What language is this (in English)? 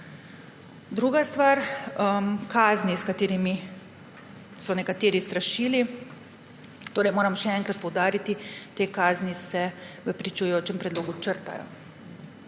Slovenian